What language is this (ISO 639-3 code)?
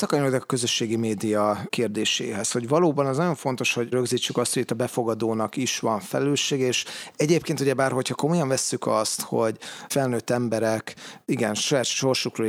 hun